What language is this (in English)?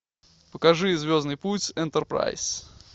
Russian